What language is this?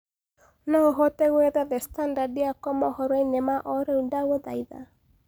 Kikuyu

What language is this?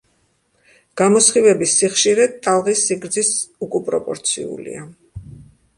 Georgian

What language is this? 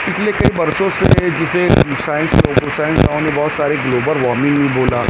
Urdu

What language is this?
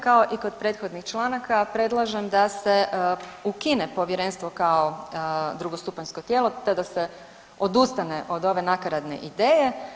Croatian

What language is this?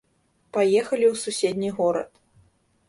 Belarusian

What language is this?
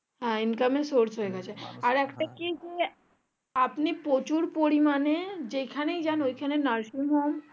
Bangla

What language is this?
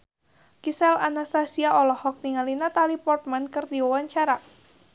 Sundanese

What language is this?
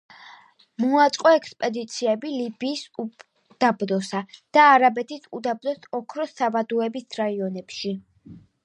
Georgian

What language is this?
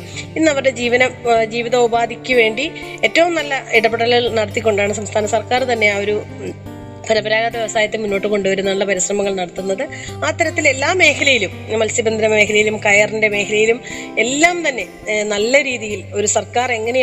Malayalam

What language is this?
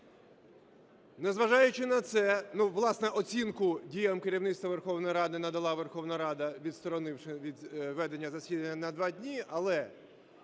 Ukrainian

